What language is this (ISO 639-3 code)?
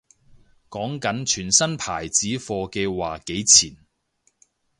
yue